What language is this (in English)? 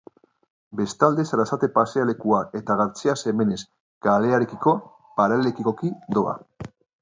Basque